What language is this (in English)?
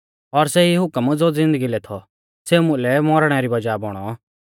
Mahasu Pahari